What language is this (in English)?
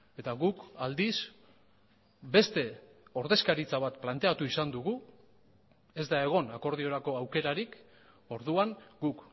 Basque